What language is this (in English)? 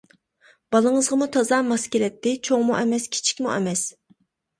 Uyghur